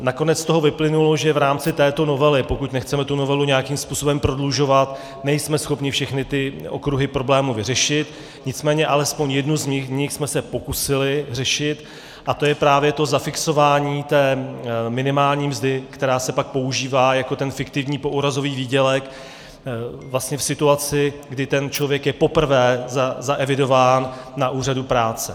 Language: Czech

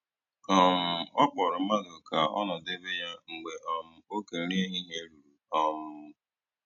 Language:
Igbo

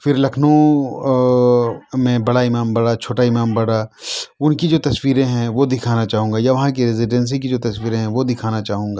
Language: Urdu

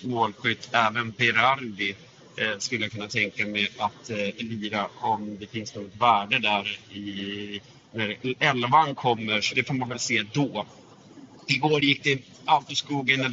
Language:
Swedish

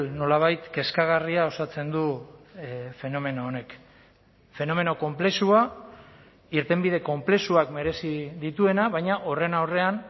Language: Basque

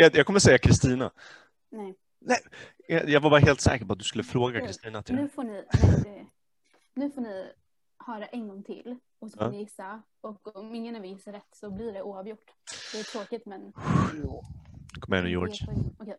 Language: Swedish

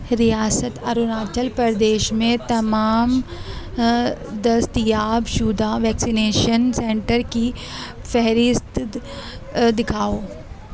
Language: Urdu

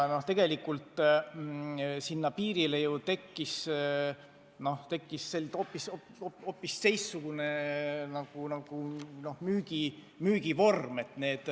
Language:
Estonian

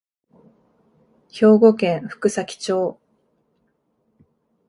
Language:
Japanese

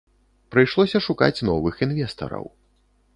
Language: Belarusian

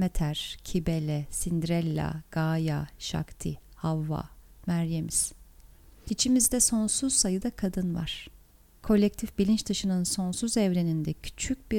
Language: Turkish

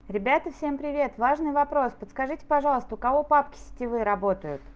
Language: Russian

